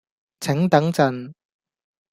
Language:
Cantonese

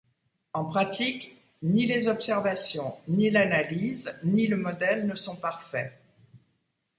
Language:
French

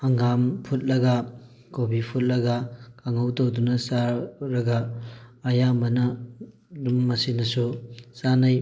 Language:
Manipuri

